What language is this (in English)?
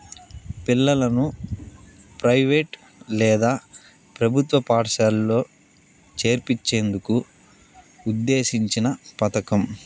Telugu